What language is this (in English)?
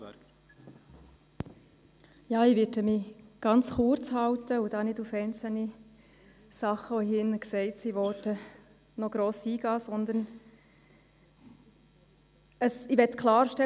Swiss German